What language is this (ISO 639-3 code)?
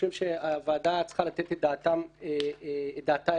heb